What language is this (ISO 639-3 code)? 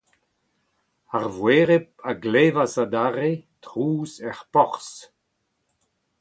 bre